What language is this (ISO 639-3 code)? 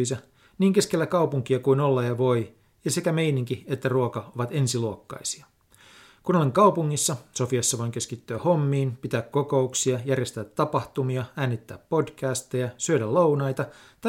fin